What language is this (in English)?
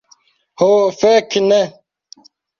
Esperanto